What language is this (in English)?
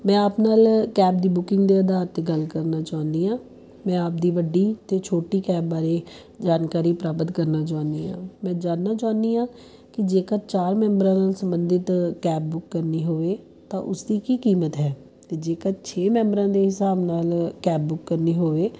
Punjabi